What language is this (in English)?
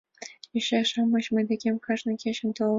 Mari